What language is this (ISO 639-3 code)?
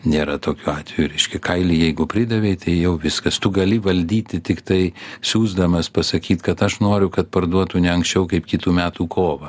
lit